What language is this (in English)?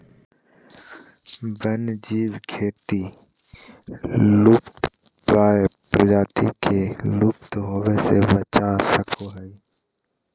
Magahi